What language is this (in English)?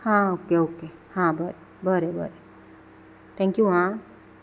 Konkani